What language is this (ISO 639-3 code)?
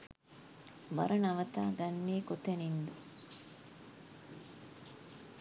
sin